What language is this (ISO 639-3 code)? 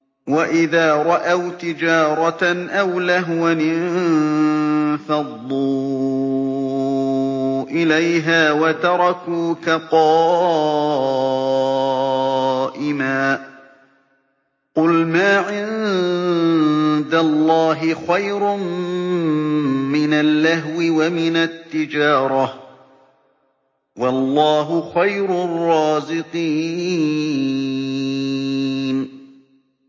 ara